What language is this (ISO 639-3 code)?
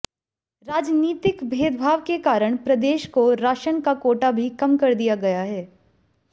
hin